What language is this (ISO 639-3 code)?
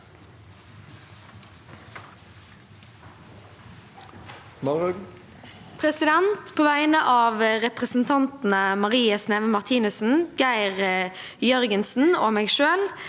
nor